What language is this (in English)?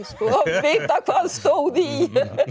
Icelandic